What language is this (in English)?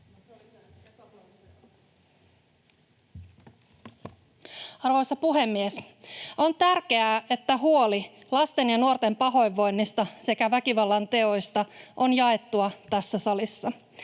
Finnish